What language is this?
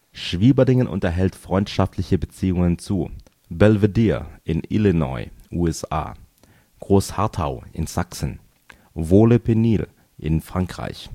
German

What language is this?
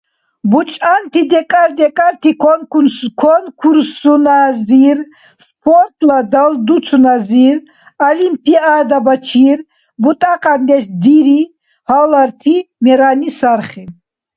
Dargwa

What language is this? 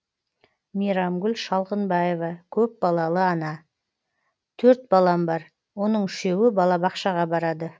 Kazakh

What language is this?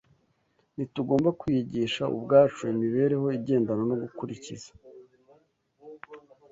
Kinyarwanda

